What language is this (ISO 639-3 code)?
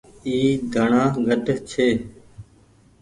gig